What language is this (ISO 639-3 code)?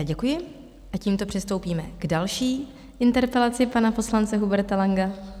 ces